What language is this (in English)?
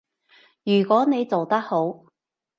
Cantonese